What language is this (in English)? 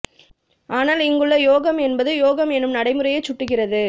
Tamil